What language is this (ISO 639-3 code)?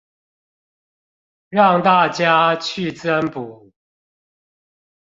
zho